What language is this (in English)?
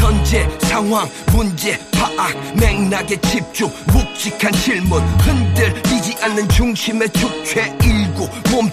Korean